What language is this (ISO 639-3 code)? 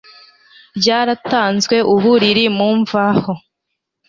kin